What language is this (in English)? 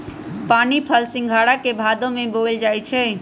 Magahi